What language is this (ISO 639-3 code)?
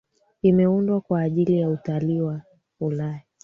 swa